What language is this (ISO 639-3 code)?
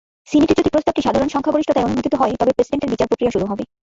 ben